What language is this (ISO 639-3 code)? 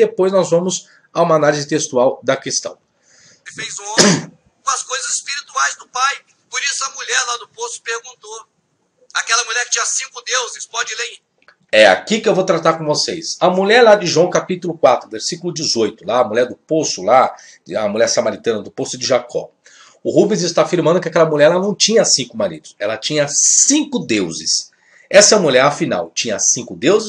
por